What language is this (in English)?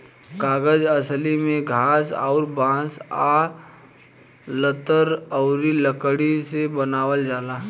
Bhojpuri